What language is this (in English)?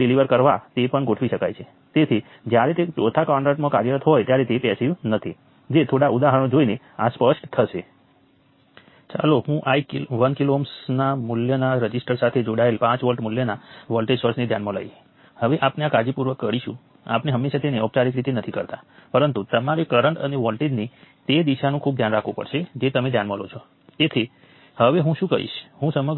Gujarati